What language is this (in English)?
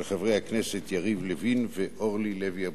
Hebrew